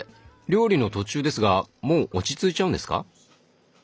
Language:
Japanese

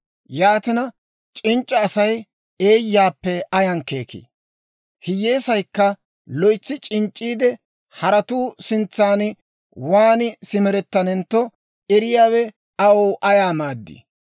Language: Dawro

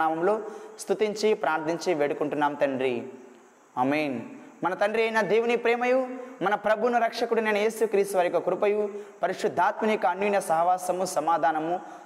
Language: Telugu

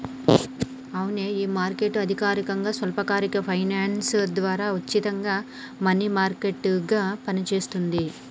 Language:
Telugu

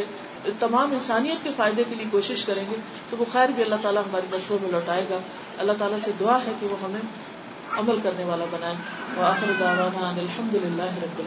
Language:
Urdu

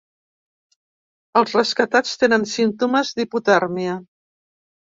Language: Catalan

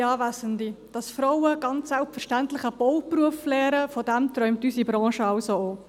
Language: Swiss German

